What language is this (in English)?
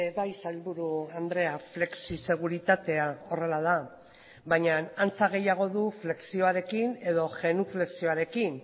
Basque